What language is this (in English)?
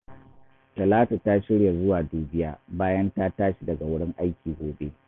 Hausa